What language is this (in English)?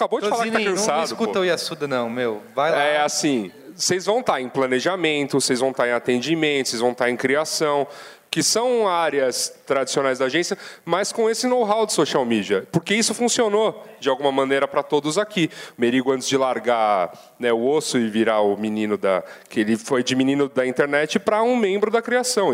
Portuguese